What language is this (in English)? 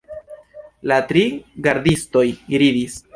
Esperanto